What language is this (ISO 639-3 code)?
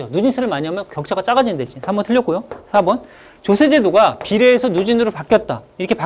kor